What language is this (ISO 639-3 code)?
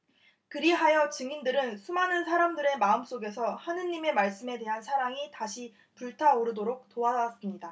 kor